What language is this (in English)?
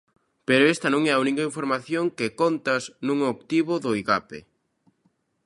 Galician